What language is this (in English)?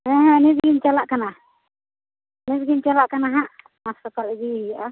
Santali